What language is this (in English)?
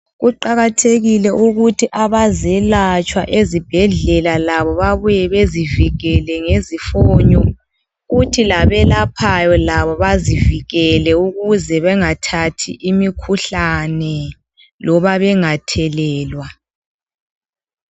North Ndebele